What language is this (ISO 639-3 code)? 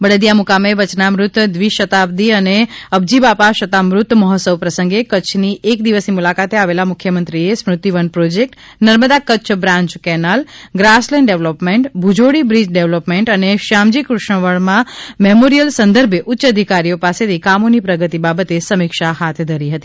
guj